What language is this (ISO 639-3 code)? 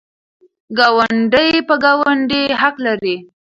pus